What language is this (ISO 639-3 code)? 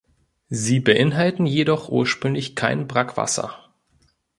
deu